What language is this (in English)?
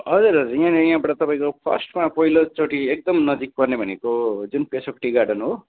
Nepali